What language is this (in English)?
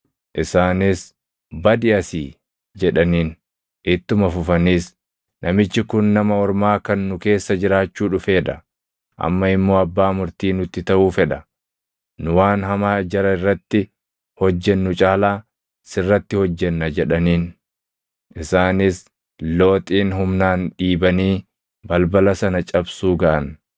Oromo